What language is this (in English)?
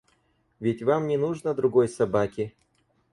Russian